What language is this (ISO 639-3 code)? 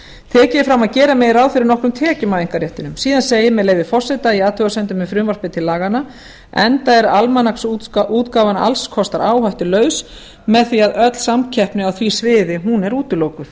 isl